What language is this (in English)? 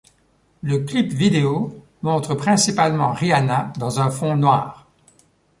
French